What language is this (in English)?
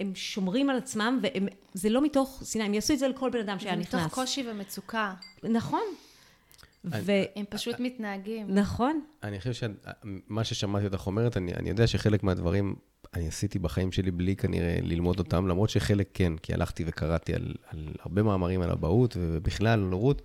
Hebrew